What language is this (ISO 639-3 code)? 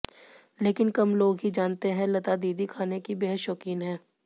hin